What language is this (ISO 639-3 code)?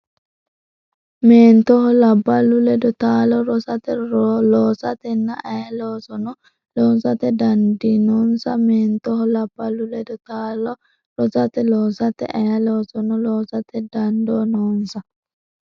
sid